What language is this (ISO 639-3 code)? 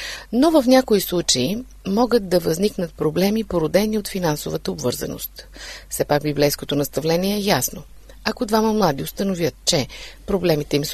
bul